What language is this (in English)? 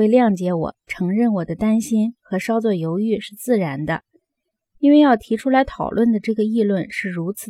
Chinese